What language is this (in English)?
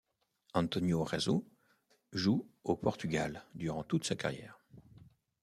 French